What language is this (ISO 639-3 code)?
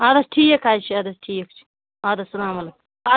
kas